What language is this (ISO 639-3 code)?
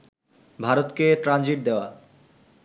ben